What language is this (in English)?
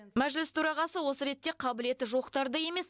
Kazakh